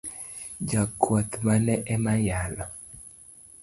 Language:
Luo (Kenya and Tanzania)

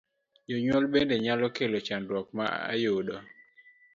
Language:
Luo (Kenya and Tanzania)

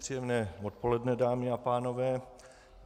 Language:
Czech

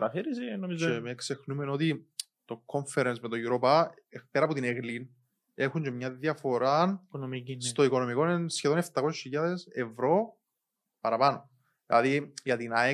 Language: Greek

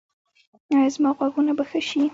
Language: Pashto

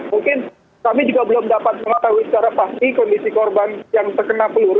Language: Indonesian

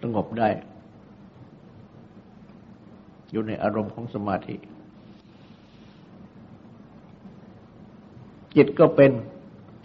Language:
Thai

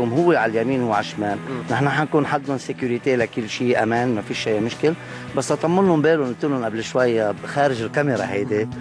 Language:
Arabic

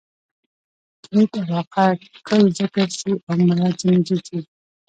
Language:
Pashto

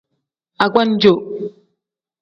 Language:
Tem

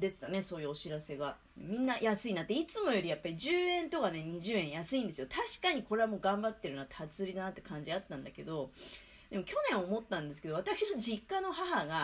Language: Japanese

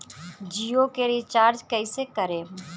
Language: Bhojpuri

